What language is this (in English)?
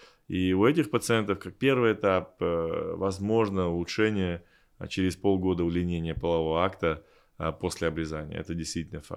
Russian